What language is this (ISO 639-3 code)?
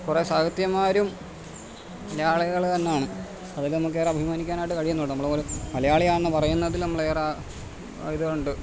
mal